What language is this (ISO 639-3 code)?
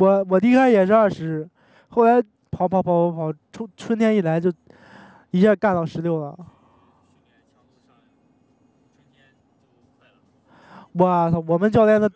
zho